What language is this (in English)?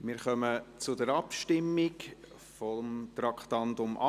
Swiss German